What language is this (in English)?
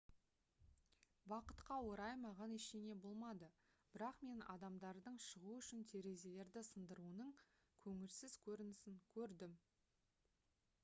Kazakh